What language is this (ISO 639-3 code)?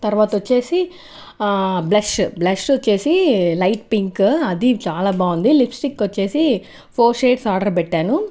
tel